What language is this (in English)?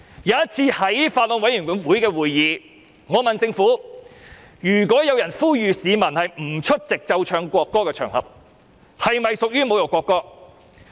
Cantonese